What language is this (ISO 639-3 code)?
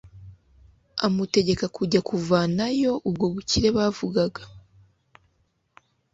kin